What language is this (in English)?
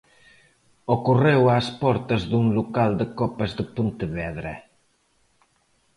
Galician